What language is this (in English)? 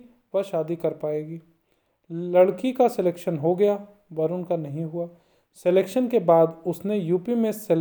Hindi